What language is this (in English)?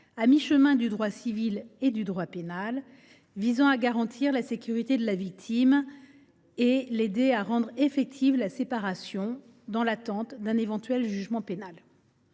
French